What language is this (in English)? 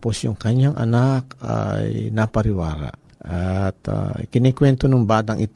Filipino